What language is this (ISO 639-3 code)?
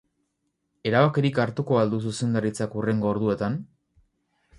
eus